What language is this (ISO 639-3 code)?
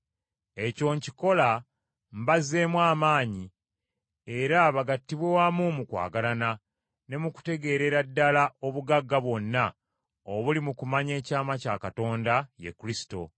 lug